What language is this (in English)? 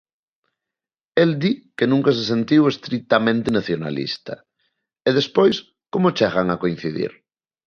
Galician